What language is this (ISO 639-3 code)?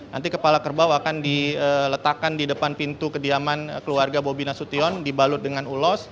ind